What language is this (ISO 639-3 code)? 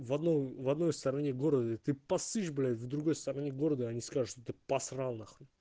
rus